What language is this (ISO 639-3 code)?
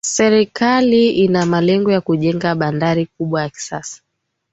swa